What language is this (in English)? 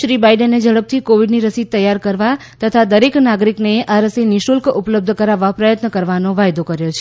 Gujarati